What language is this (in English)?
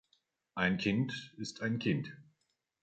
German